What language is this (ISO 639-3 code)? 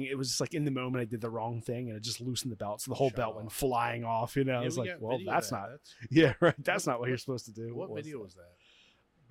eng